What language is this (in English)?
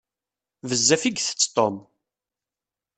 Kabyle